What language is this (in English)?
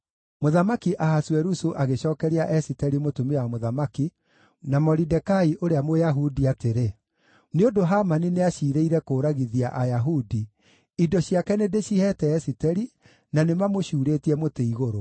Kikuyu